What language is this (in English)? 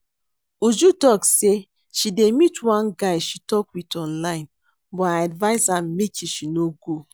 Nigerian Pidgin